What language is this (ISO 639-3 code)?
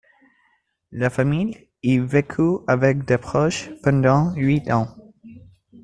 fra